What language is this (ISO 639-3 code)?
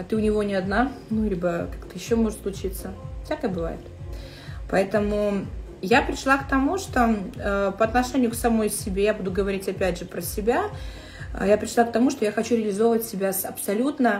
rus